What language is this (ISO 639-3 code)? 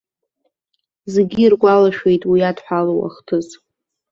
abk